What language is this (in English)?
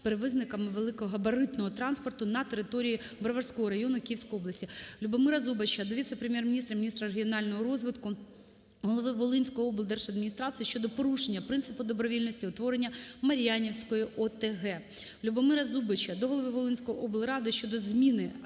Ukrainian